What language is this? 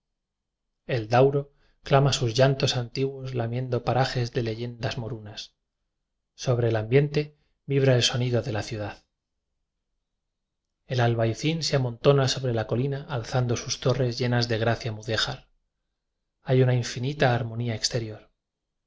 Spanish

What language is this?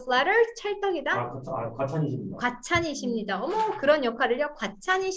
Korean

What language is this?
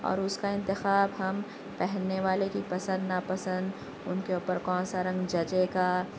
Urdu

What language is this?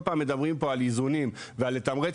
Hebrew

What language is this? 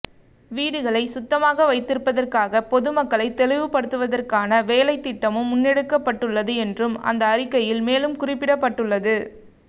Tamil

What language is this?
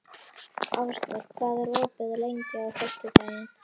Icelandic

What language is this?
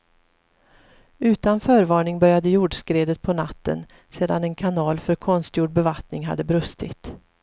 Swedish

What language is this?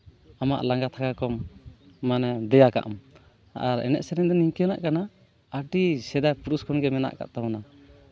Santali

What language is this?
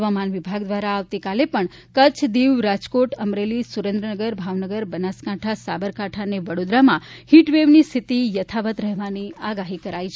Gujarati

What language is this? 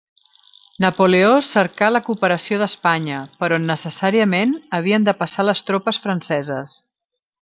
Catalan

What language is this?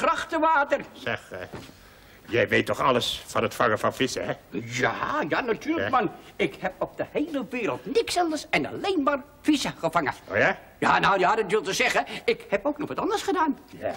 Dutch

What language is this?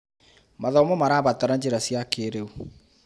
Kikuyu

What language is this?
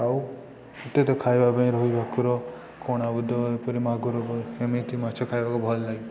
Odia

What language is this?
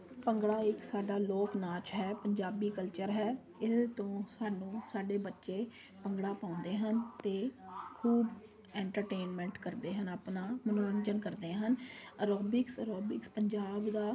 Punjabi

